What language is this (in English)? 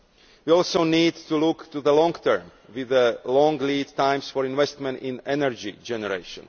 English